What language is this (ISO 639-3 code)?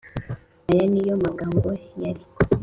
kin